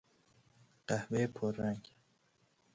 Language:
Persian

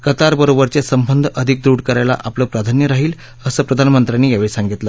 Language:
Marathi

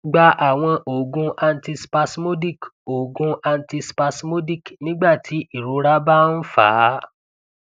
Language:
Yoruba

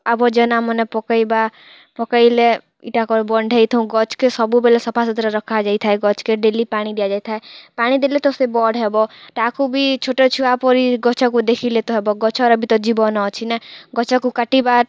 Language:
Odia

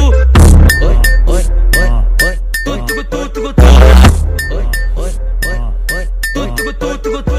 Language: Portuguese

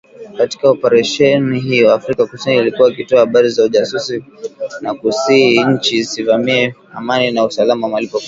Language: Swahili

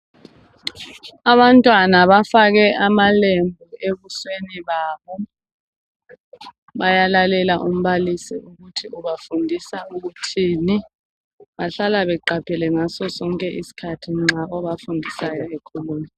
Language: North Ndebele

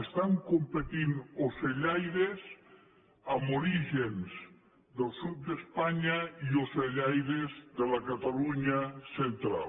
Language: Catalan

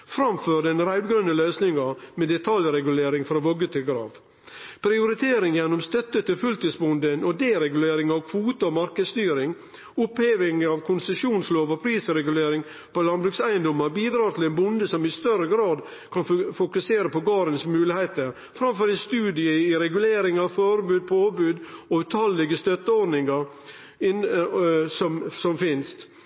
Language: Norwegian Nynorsk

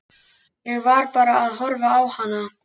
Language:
Icelandic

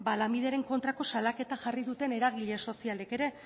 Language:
Basque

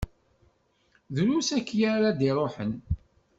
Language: Kabyle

